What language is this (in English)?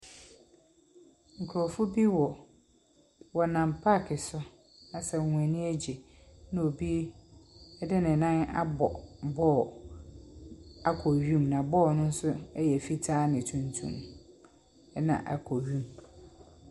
Akan